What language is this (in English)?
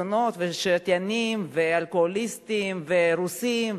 Hebrew